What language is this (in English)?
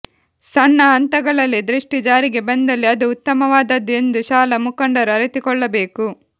Kannada